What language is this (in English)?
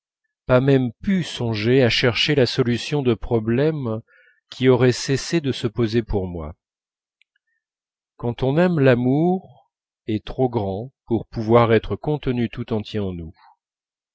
French